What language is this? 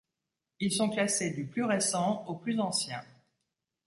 French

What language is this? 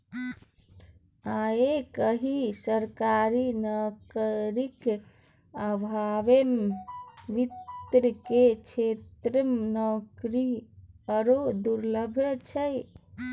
Maithili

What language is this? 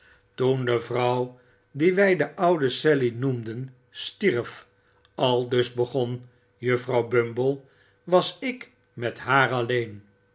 Dutch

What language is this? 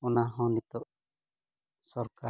Santali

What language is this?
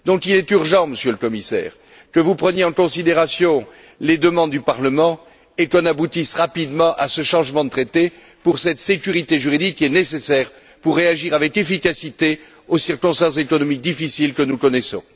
French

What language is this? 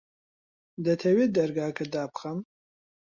Central Kurdish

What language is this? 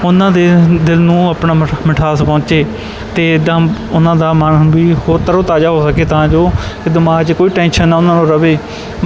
Punjabi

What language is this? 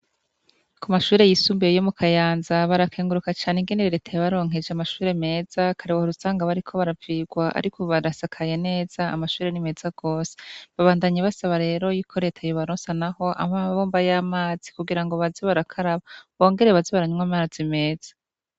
Rundi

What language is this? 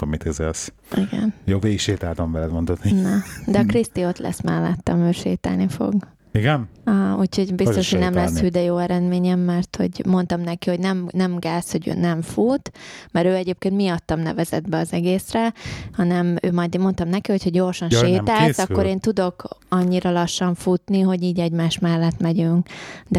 Hungarian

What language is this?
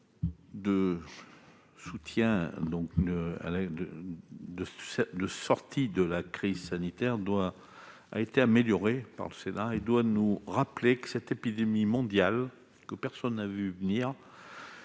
French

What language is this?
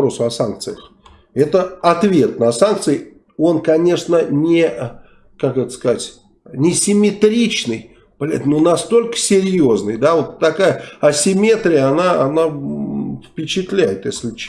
Russian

